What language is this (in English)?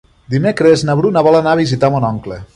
Catalan